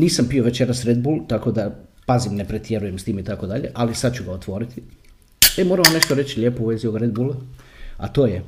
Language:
Croatian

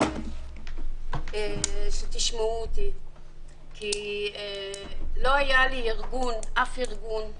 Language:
Hebrew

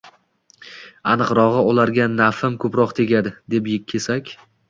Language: Uzbek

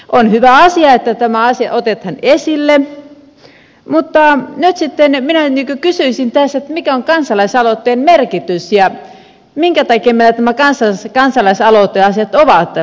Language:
Finnish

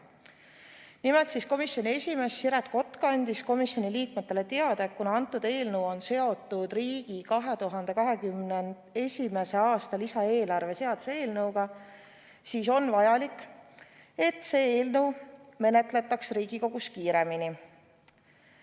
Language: Estonian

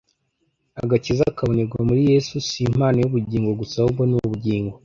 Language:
Kinyarwanda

